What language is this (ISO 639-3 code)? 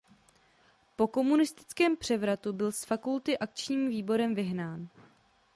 ces